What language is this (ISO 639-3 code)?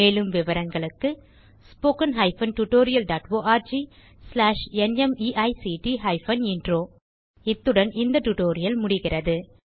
tam